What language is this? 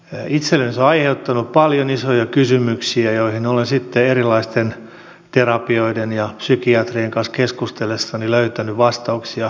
Finnish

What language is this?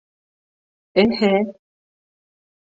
Bashkir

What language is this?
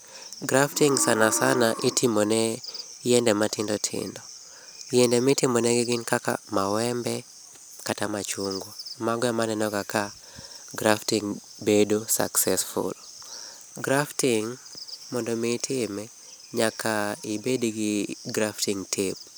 Luo (Kenya and Tanzania)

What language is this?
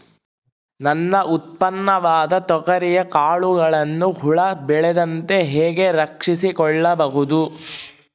Kannada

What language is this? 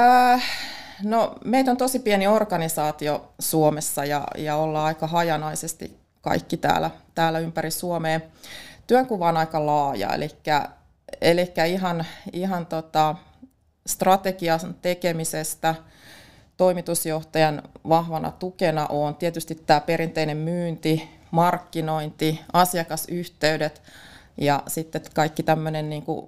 Finnish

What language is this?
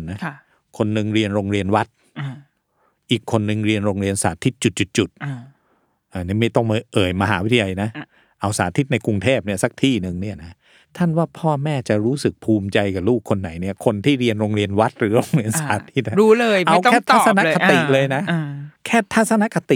Thai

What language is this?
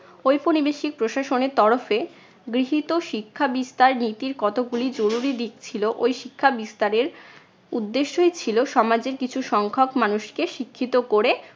Bangla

